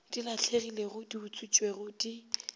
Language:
Northern Sotho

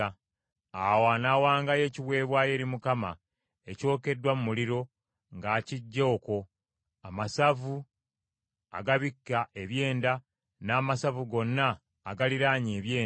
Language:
Ganda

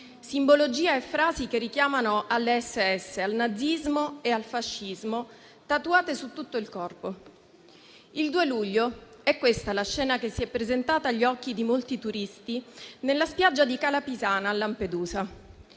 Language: Italian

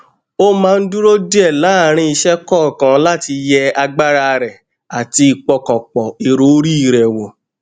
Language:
Yoruba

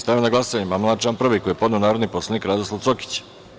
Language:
Serbian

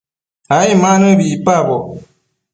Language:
Matsés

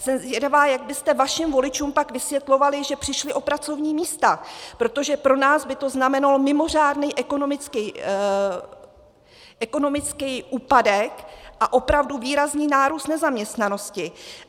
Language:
Czech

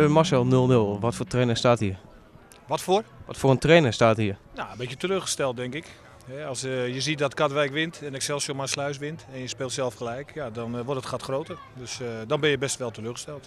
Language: Dutch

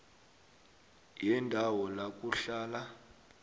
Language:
South Ndebele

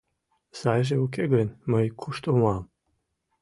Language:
Mari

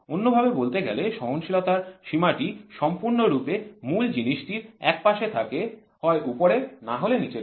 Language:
Bangla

